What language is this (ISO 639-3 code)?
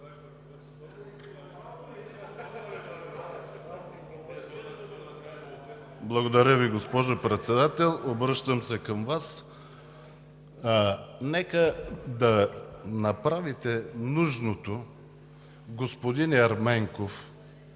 bul